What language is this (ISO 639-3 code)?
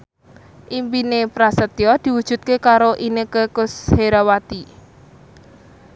jav